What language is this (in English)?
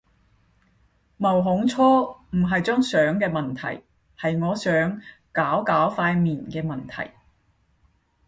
Cantonese